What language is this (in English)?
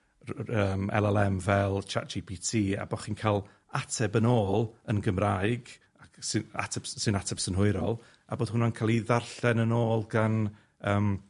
Welsh